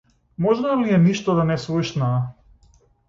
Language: Macedonian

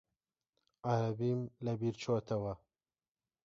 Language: Central Kurdish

